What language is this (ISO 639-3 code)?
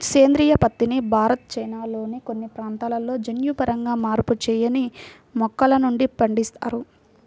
tel